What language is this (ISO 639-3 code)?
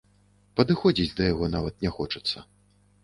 bel